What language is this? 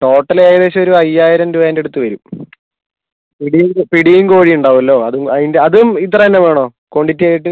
Malayalam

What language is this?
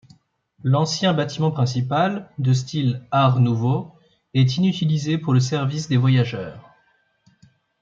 French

